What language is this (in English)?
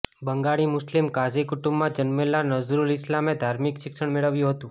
Gujarati